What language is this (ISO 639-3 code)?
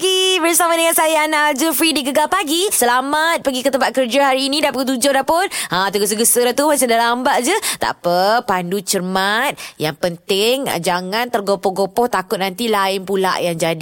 msa